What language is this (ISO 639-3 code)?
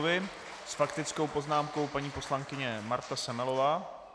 ces